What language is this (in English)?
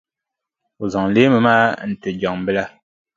Dagbani